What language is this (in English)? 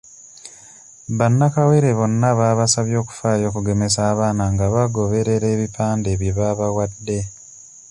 Ganda